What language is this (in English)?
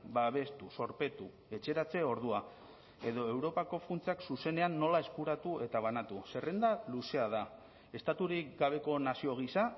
Basque